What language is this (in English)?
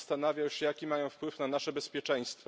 Polish